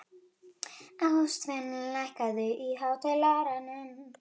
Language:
Icelandic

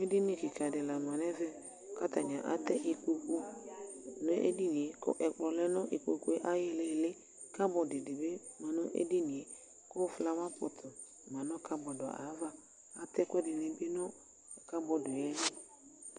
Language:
Ikposo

